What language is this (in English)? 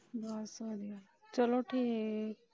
Punjabi